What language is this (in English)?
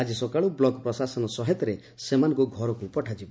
Odia